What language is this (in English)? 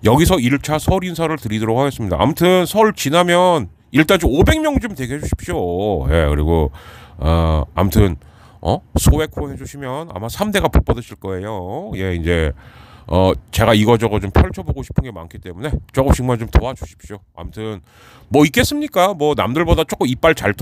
Korean